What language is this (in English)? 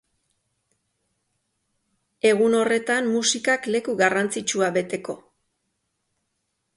Basque